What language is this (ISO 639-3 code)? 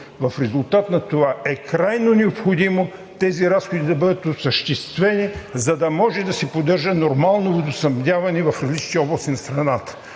bul